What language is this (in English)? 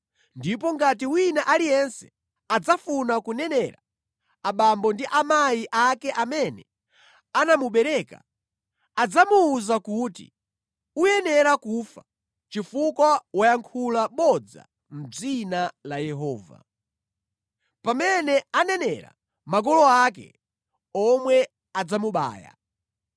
Nyanja